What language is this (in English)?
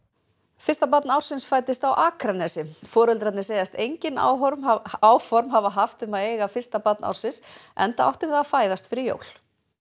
Icelandic